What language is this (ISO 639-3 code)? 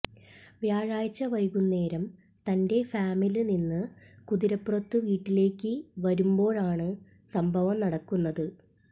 mal